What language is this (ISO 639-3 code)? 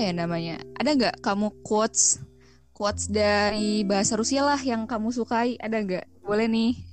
ind